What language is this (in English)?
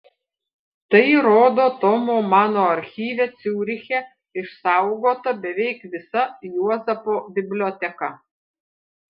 Lithuanian